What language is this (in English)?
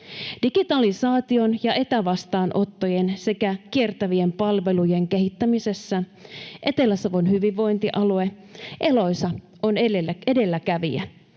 Finnish